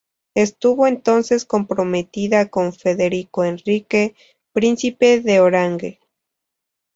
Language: Spanish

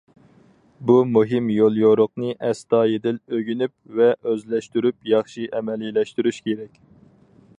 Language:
Uyghur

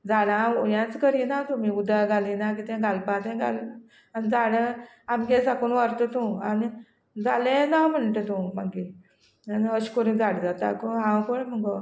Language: Konkani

